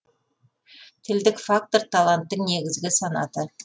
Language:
Kazakh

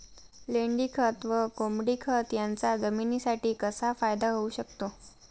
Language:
Marathi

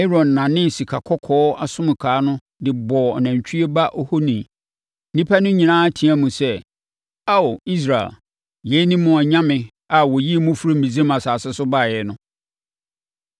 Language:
Akan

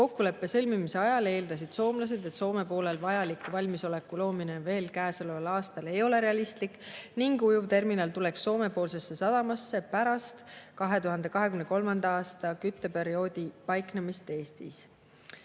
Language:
Estonian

